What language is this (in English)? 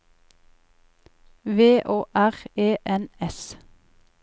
Norwegian